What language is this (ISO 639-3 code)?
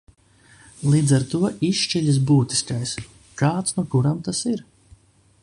lav